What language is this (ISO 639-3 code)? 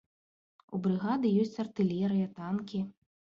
bel